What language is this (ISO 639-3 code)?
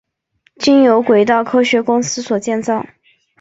zho